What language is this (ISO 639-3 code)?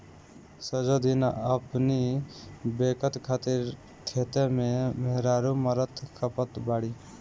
bho